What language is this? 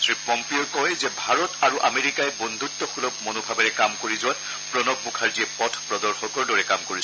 Assamese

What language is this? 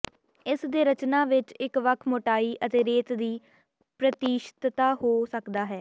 Punjabi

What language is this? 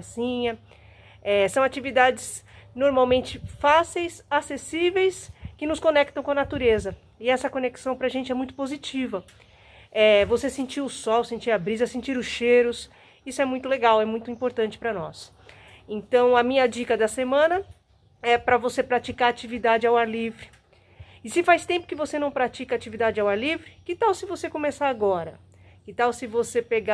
Portuguese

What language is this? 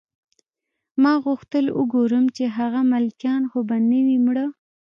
Pashto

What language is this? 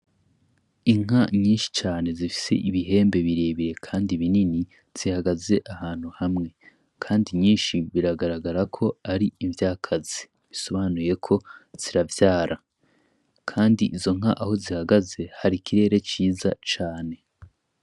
Rundi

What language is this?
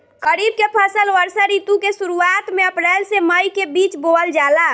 Bhojpuri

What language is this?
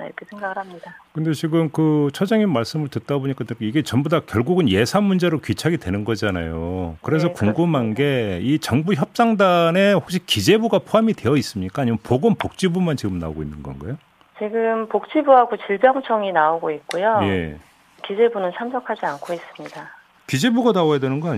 Korean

